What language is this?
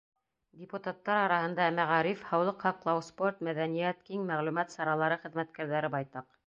Bashkir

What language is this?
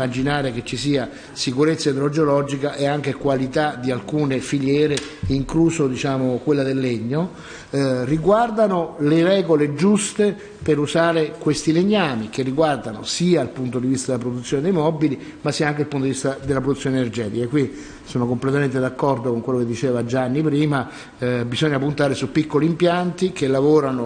Italian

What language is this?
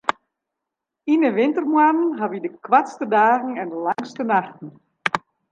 Western Frisian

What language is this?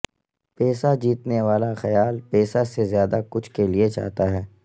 Urdu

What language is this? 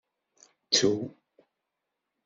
Kabyle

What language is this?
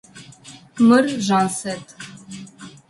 Adyghe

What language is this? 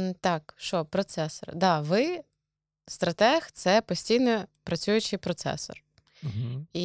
Ukrainian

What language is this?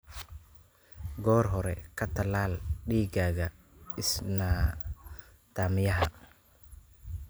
Somali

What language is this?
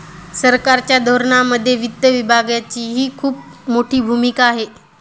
Marathi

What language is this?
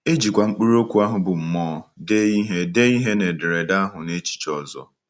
Igbo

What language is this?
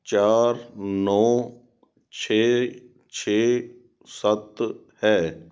Punjabi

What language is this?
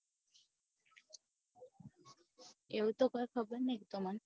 Gujarati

